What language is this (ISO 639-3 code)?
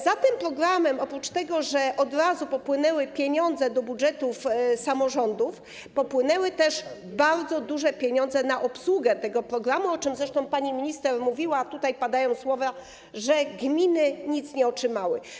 pol